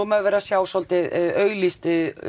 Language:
Icelandic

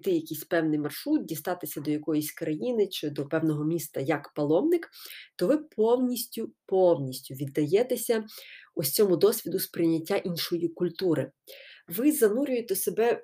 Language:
Ukrainian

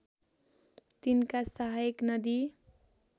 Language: Nepali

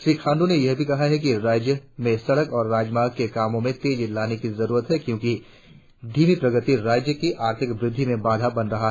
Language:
Hindi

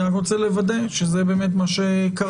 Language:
Hebrew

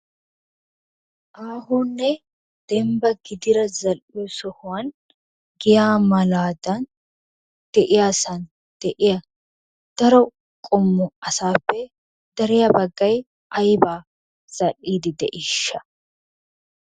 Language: Wolaytta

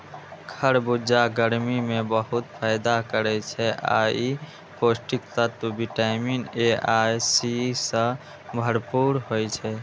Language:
Maithili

